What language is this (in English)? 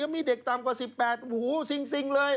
Thai